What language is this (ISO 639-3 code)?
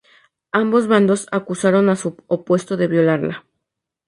spa